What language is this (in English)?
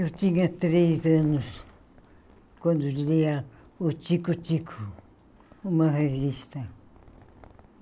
Portuguese